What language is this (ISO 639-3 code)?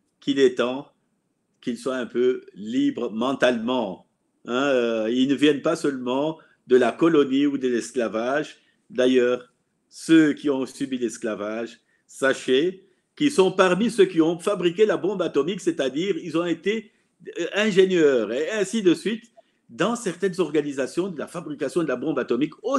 fra